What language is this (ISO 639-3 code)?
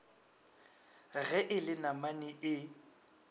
nso